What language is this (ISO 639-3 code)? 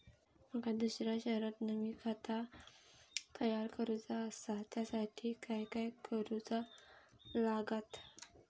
mar